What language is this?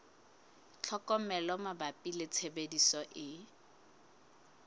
Southern Sotho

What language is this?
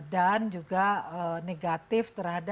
Indonesian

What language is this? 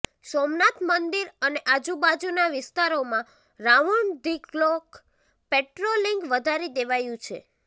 Gujarati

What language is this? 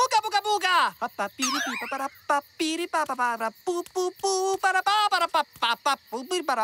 Spanish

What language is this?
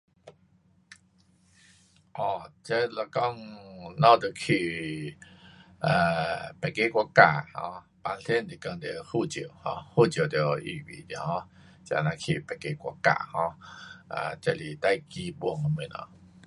Pu-Xian Chinese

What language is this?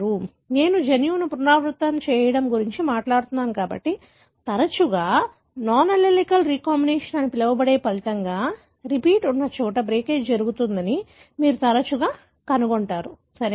Telugu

